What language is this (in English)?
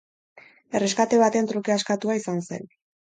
Basque